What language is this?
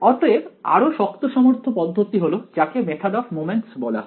Bangla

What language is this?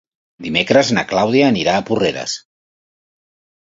Catalan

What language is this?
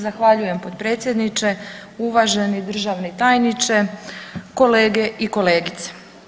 Croatian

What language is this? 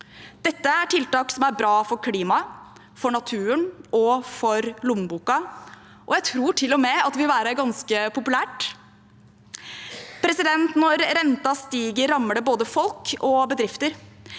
Norwegian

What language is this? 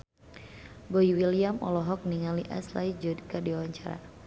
Sundanese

